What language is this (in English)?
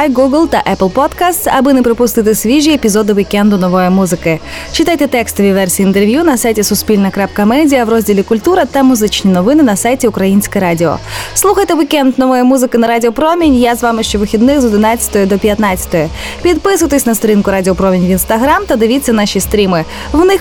Ukrainian